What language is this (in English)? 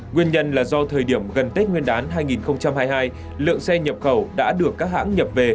Vietnamese